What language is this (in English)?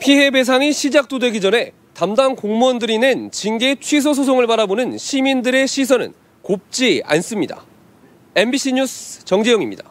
Korean